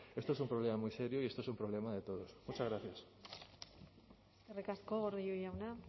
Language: Spanish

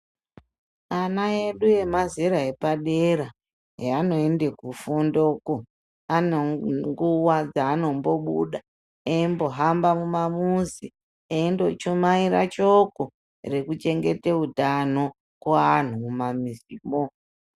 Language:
Ndau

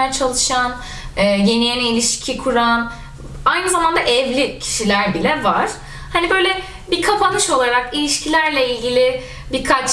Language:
Turkish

